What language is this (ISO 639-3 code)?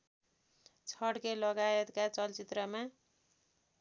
nep